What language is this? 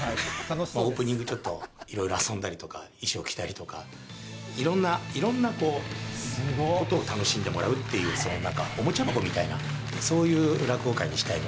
Japanese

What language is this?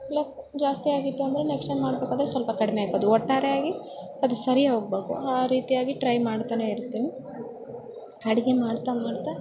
Kannada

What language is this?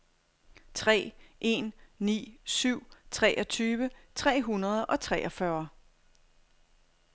Danish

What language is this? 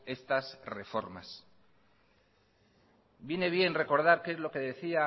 Spanish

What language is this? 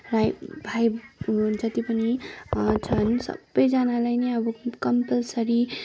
Nepali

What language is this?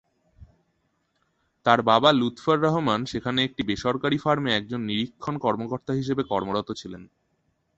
Bangla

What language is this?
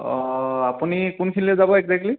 Assamese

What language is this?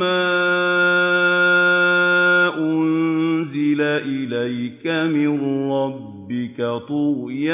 Arabic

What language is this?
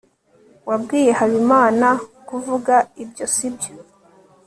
Kinyarwanda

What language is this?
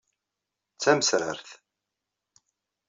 Kabyle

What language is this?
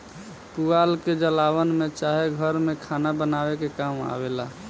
Bhojpuri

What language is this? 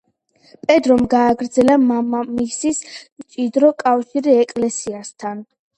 Georgian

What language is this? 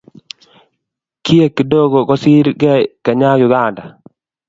Kalenjin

